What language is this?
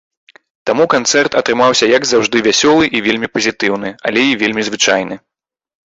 Belarusian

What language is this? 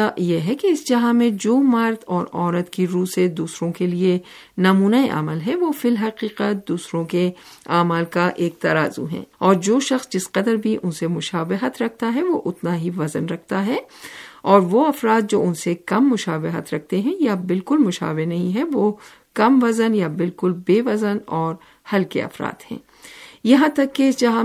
Urdu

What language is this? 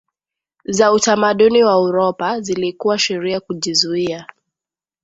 Swahili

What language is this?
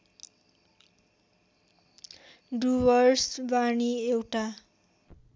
Nepali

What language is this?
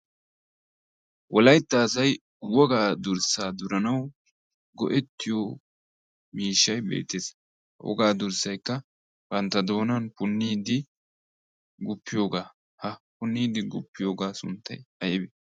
Wolaytta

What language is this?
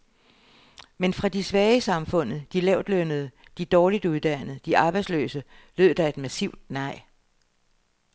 Danish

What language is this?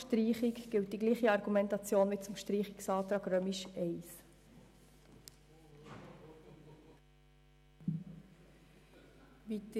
Swiss German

